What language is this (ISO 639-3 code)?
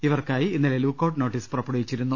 mal